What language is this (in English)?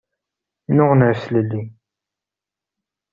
Kabyle